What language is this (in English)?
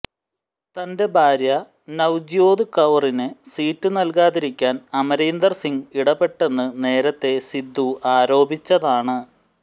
Malayalam